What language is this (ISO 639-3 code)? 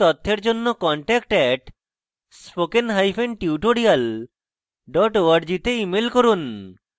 ben